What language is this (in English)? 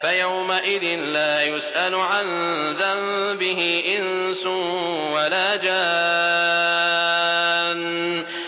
Arabic